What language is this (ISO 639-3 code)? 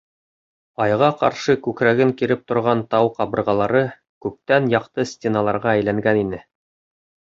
bak